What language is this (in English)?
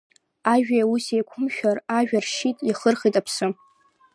Abkhazian